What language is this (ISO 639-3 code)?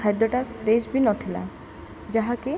ori